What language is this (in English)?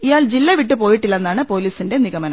Malayalam